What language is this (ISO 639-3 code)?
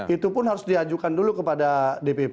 ind